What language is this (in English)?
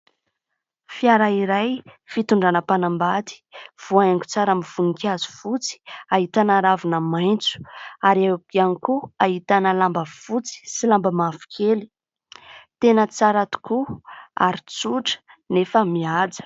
Malagasy